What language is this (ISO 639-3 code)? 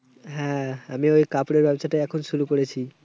ben